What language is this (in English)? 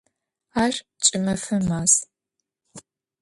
Adyghe